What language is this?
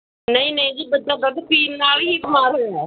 Punjabi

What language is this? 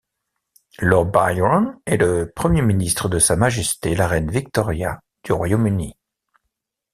French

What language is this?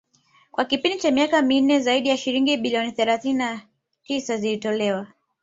Swahili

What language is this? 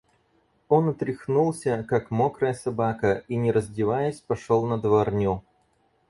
Russian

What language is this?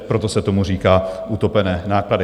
Czech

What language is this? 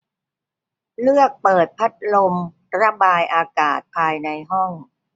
Thai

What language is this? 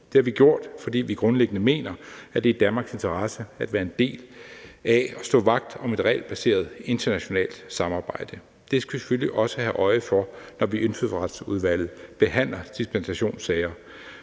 Danish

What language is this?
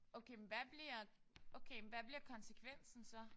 Danish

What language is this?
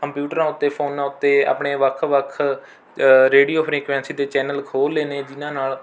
Punjabi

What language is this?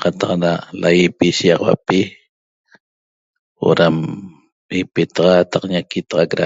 Toba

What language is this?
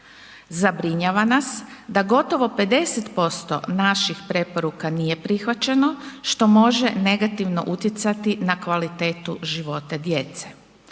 Croatian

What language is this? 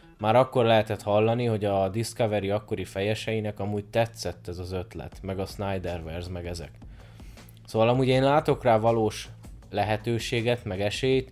Hungarian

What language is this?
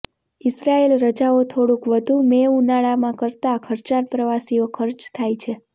Gujarati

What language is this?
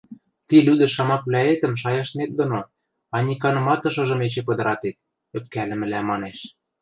Western Mari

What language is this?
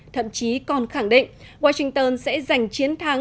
Vietnamese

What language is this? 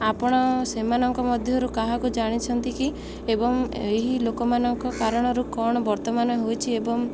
Odia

